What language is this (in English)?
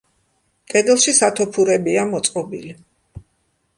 Georgian